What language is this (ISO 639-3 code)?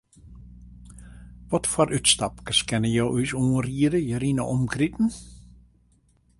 fry